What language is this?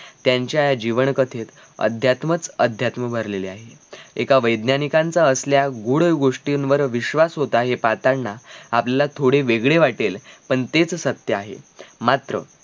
Marathi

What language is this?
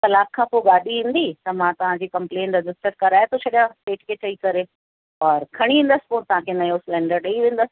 Sindhi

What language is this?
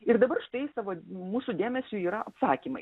Lithuanian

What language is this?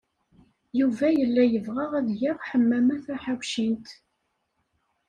Kabyle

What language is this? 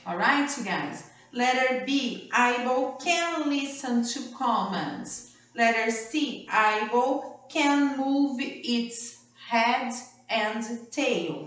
Portuguese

